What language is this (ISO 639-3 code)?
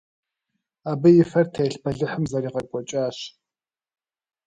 kbd